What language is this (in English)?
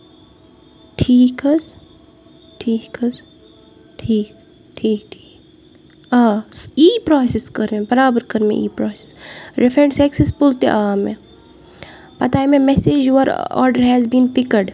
Kashmiri